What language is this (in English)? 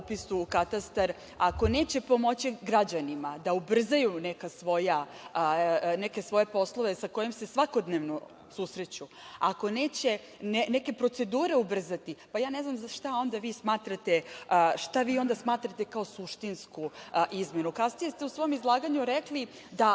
Serbian